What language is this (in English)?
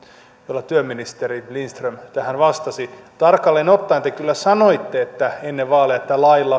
Finnish